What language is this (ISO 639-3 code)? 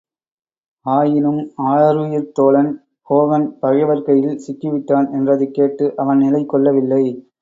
tam